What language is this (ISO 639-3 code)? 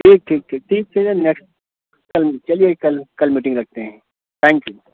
urd